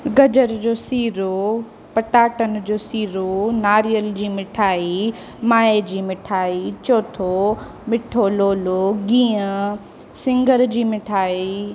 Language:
Sindhi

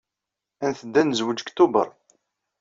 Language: Kabyle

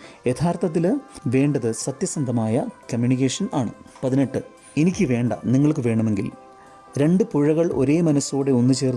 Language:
Malayalam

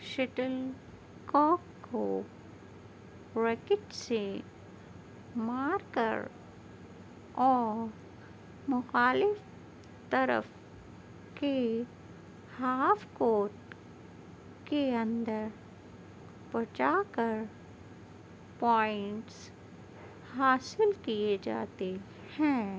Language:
Urdu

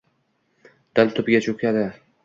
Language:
Uzbek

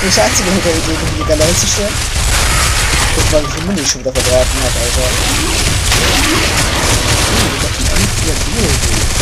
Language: German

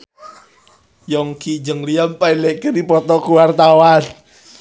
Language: Sundanese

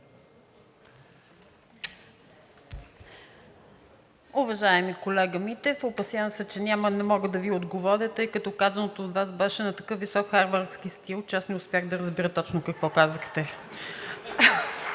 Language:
Bulgarian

